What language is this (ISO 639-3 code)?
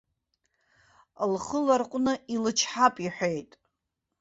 abk